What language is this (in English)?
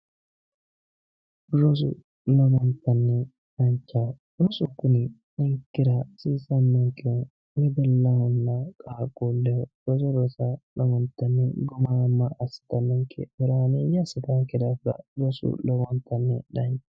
Sidamo